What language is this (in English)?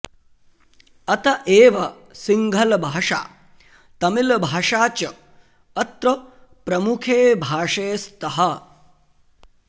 Sanskrit